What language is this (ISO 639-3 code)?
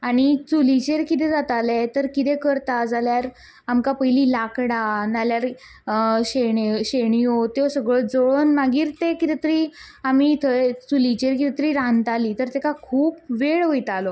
kok